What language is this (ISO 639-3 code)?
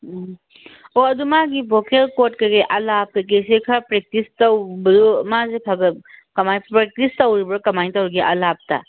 mni